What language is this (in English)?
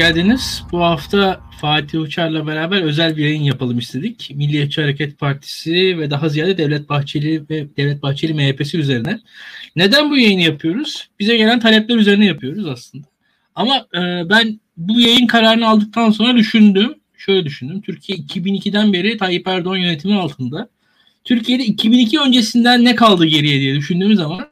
Turkish